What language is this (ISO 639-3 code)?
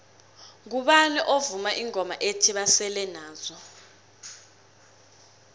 nbl